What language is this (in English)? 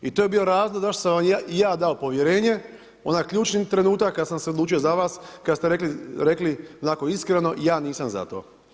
Croatian